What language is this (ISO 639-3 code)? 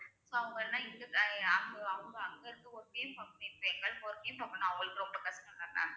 tam